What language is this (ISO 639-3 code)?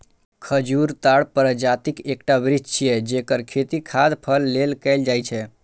mai